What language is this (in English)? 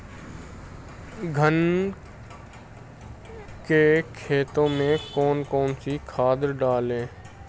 Hindi